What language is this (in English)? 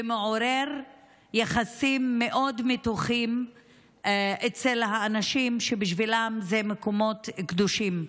Hebrew